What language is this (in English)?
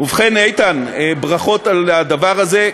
Hebrew